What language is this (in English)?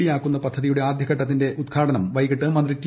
Malayalam